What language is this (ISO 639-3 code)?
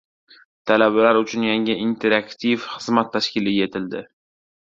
uzb